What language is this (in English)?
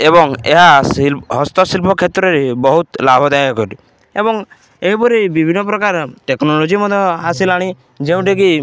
Odia